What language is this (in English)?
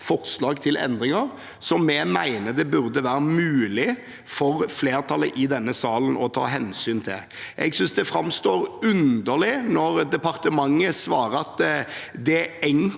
Norwegian